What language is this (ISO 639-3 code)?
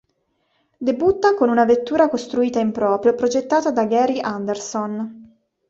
ita